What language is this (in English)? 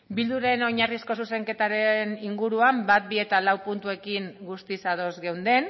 Basque